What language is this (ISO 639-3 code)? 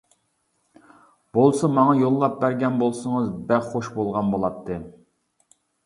uig